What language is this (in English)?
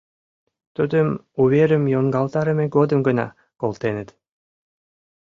Mari